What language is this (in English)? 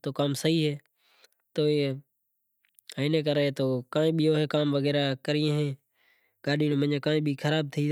Kachi Koli